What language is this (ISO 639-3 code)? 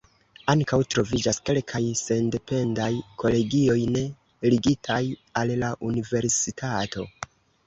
epo